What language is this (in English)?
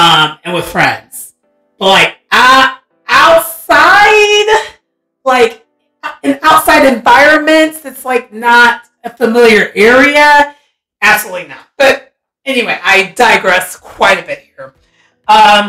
English